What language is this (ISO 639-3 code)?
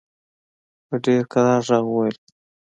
pus